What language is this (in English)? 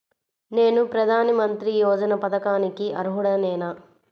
Telugu